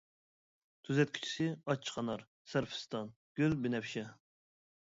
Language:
Uyghur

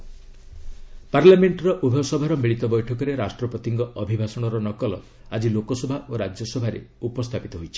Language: Odia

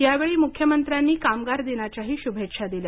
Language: Marathi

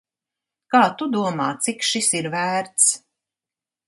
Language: Latvian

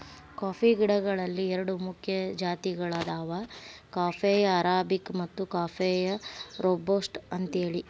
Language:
Kannada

